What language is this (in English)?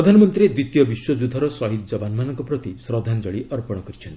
Odia